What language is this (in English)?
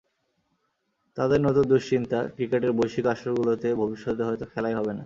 Bangla